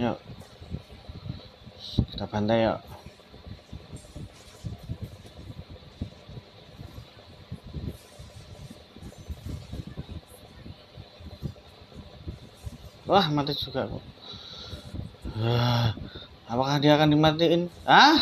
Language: Indonesian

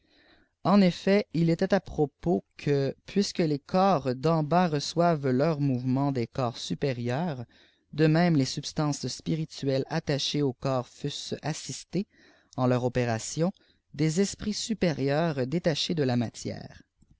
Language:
French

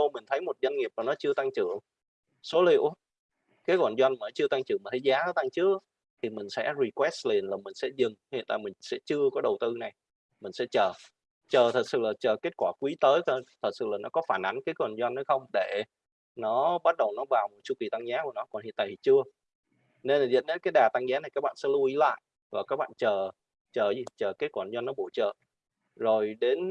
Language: Vietnamese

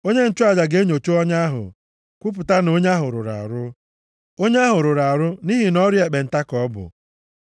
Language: Igbo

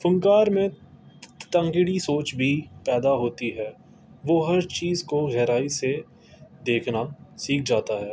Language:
Urdu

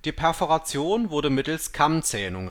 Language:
German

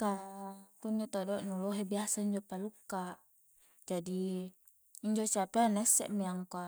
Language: Coastal Konjo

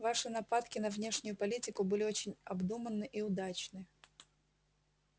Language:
Russian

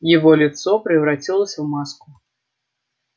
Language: Russian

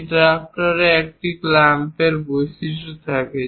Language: Bangla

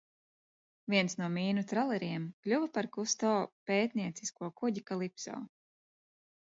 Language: Latvian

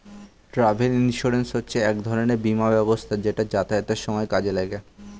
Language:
Bangla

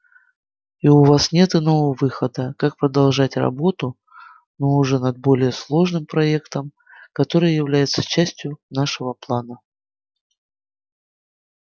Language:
Russian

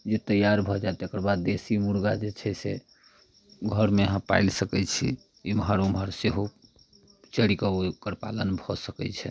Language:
Maithili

